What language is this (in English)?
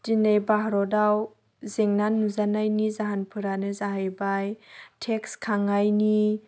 Bodo